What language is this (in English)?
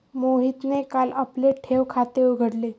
Marathi